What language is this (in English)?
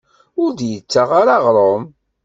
Kabyle